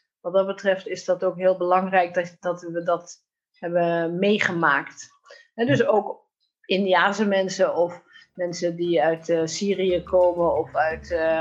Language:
Dutch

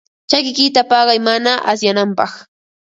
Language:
Ambo-Pasco Quechua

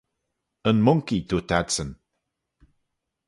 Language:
Manx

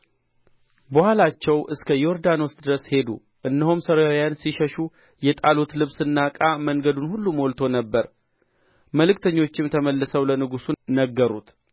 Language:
Amharic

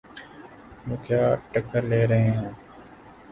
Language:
Urdu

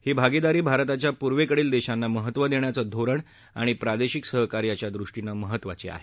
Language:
Marathi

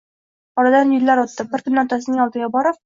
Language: Uzbek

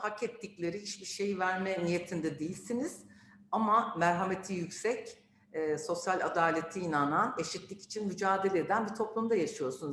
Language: Turkish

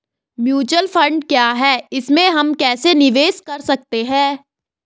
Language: Hindi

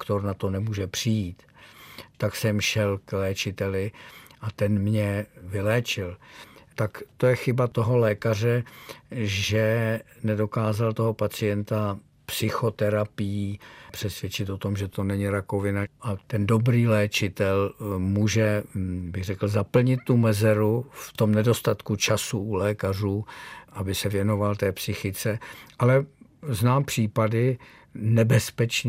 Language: Czech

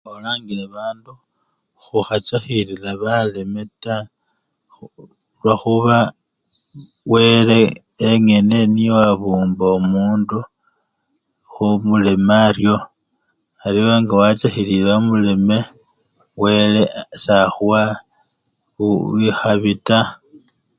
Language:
Luyia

